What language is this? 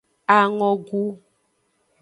Aja (Benin)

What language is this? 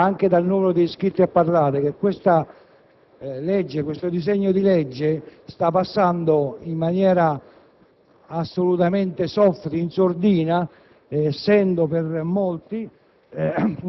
Italian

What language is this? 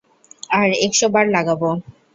Bangla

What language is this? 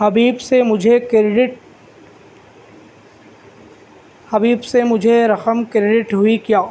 Urdu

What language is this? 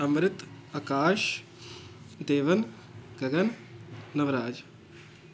Punjabi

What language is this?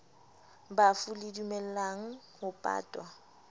Southern Sotho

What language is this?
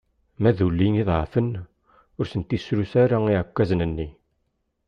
Kabyle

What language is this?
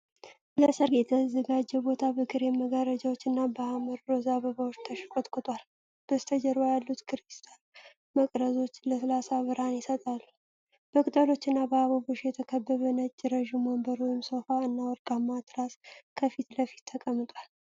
Amharic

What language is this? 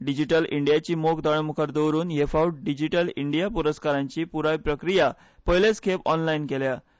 Konkani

